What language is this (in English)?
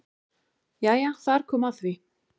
Icelandic